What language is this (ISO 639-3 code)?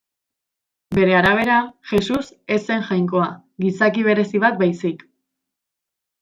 eus